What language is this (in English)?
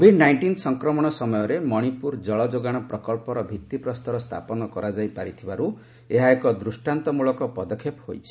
Odia